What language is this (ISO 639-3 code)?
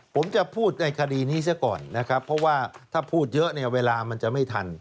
tha